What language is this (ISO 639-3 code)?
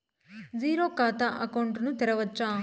tel